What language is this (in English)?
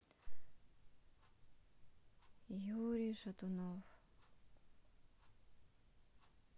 Russian